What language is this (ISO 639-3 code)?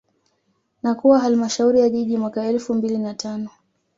swa